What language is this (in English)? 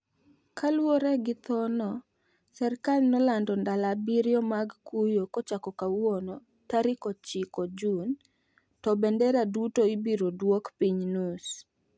Luo (Kenya and Tanzania)